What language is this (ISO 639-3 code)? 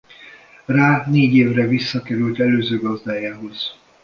hun